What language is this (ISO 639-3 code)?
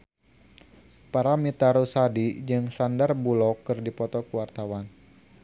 sun